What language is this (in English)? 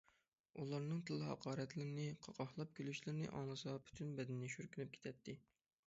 Uyghur